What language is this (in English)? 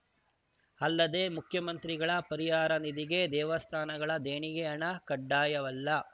Kannada